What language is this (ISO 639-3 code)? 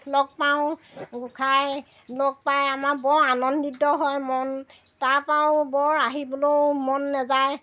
asm